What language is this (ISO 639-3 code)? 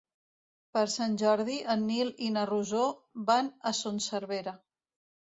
cat